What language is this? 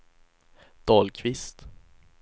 Swedish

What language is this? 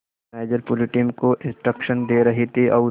Hindi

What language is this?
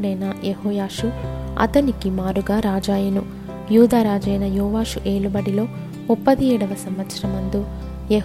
Telugu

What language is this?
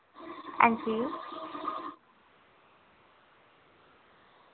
Dogri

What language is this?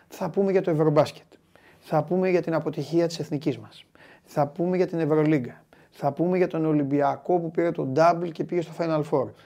Greek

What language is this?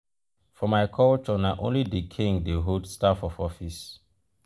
Nigerian Pidgin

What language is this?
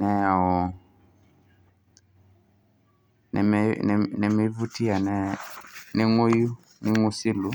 Masai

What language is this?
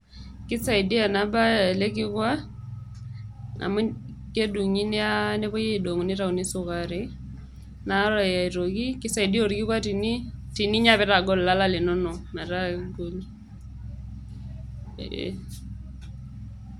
Masai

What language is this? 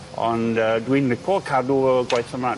Welsh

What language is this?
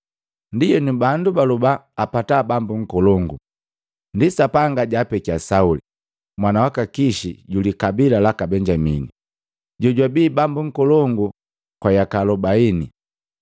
Matengo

